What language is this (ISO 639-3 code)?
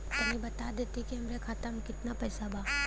bho